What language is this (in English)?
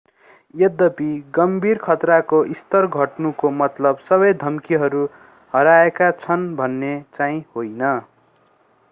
Nepali